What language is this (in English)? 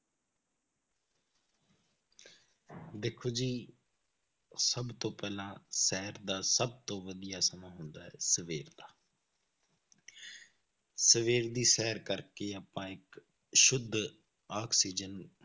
Punjabi